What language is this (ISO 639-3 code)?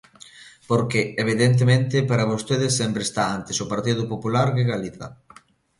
glg